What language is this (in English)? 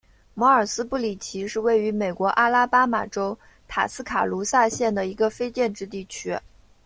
Chinese